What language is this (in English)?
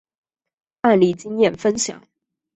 Chinese